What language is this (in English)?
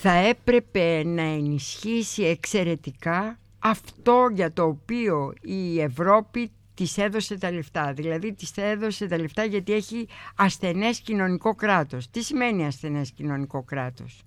Greek